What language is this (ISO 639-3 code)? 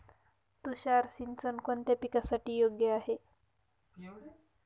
mar